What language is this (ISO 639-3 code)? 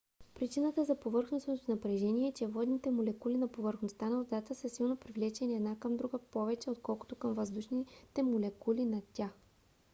bul